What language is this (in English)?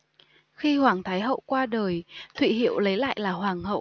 Vietnamese